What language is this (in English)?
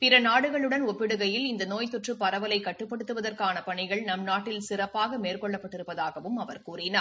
Tamil